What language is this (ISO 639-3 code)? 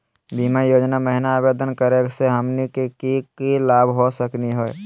mag